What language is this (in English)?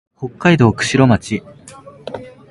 Japanese